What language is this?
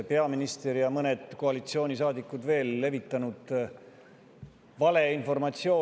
Estonian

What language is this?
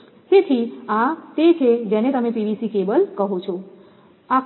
Gujarati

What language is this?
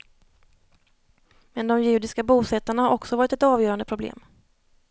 Swedish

